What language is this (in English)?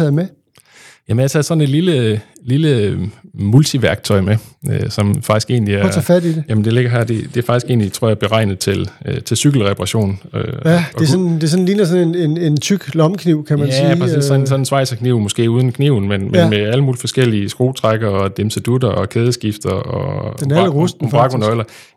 Danish